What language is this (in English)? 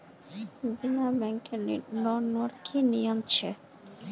Magahi